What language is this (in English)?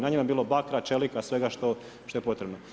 Croatian